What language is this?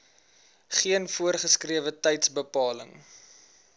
Afrikaans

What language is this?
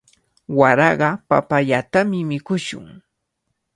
Cajatambo North Lima Quechua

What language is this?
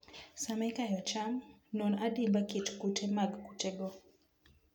Luo (Kenya and Tanzania)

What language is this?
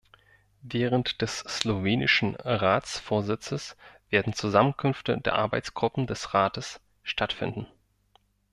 German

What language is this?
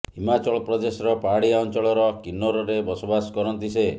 Odia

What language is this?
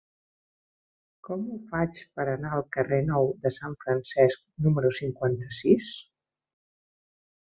Catalan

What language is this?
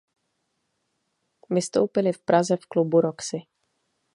Czech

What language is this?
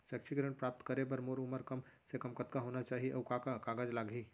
Chhattisgarhi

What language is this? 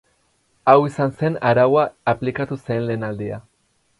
Basque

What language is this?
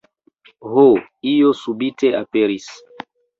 Esperanto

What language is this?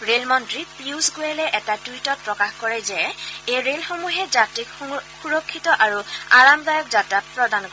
Assamese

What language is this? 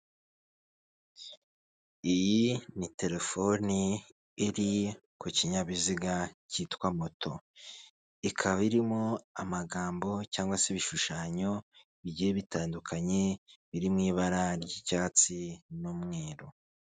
Kinyarwanda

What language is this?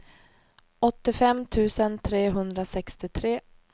Swedish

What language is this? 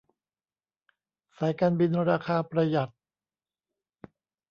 Thai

